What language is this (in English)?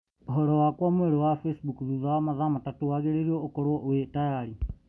Kikuyu